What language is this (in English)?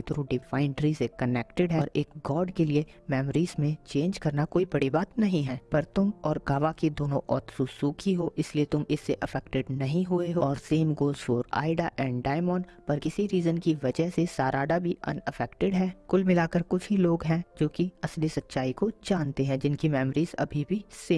Hindi